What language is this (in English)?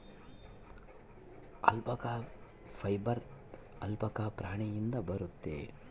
Kannada